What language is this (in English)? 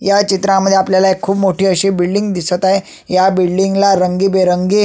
Marathi